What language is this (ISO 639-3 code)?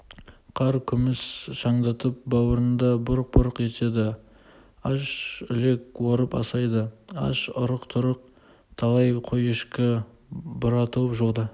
kaz